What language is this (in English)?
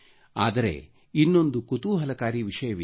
Kannada